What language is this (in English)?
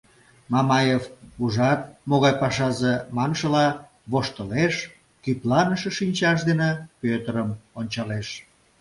Mari